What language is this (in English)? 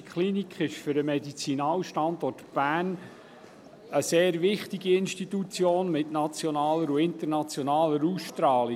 Swiss German